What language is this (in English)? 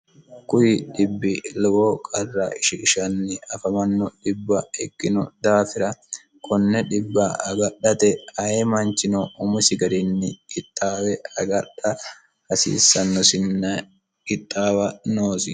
Sidamo